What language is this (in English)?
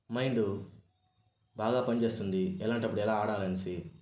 Telugu